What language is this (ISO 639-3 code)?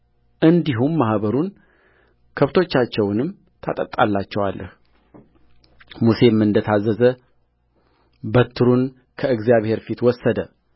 amh